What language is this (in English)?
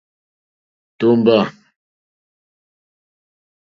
Mokpwe